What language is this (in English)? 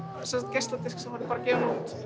Icelandic